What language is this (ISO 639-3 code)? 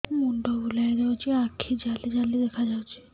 ori